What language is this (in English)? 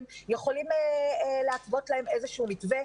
Hebrew